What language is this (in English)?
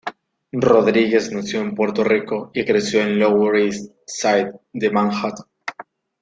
Spanish